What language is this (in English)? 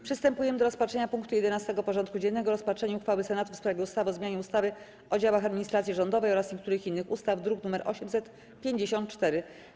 Polish